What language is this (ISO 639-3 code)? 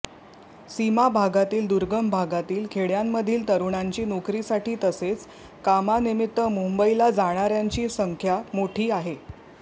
mar